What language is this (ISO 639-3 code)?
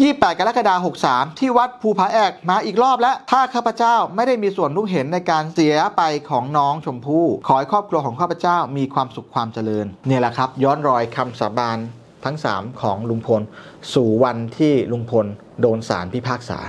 tha